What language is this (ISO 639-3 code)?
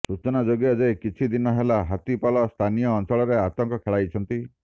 ori